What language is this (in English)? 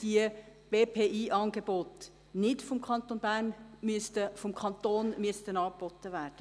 Swiss German